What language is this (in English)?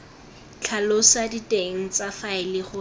Tswana